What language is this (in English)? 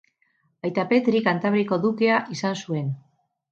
Basque